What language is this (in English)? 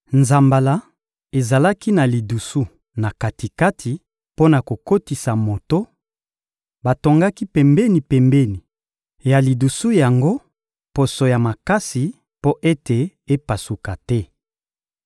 Lingala